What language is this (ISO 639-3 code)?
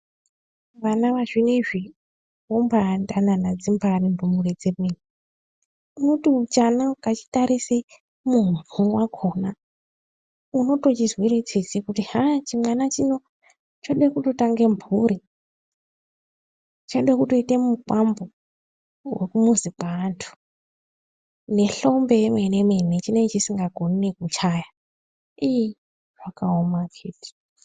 ndc